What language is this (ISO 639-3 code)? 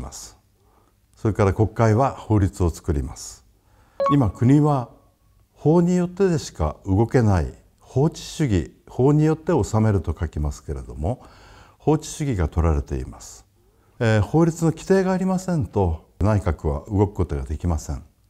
jpn